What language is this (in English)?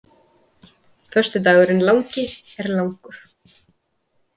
Icelandic